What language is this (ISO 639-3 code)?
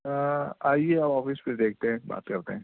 urd